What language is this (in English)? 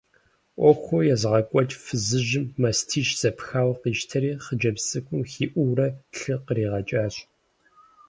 Kabardian